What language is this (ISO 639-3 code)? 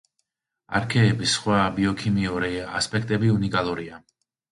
kat